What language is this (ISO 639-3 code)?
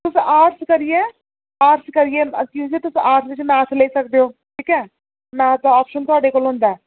doi